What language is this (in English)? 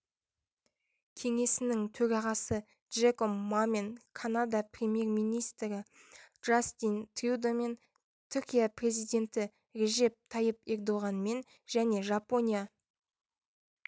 Kazakh